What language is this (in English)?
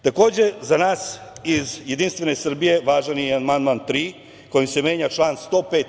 Serbian